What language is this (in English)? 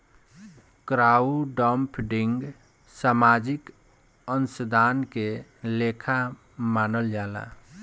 Bhojpuri